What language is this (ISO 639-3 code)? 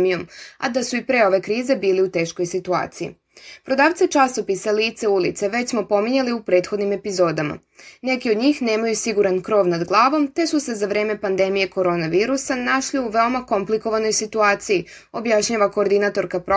hrv